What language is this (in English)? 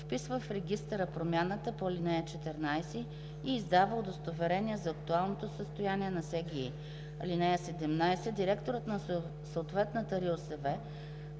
Bulgarian